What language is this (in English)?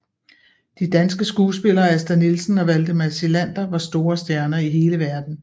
Danish